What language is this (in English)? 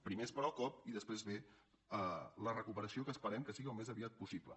Catalan